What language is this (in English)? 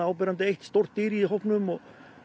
Icelandic